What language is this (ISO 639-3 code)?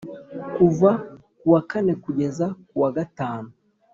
kin